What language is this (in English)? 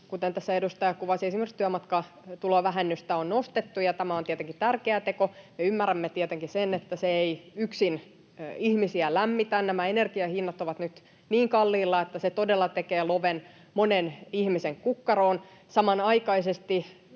Finnish